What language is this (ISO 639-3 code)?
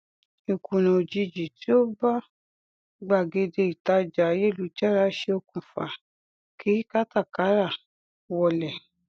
yor